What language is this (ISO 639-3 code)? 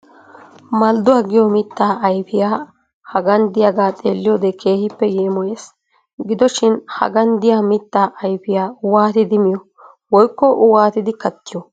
wal